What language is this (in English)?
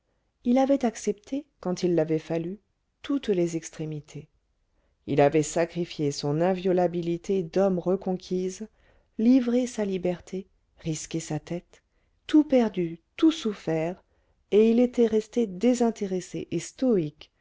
French